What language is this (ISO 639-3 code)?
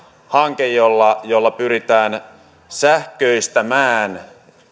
fin